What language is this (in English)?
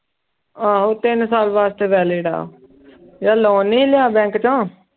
Punjabi